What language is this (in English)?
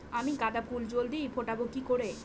Bangla